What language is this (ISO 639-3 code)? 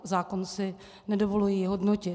ces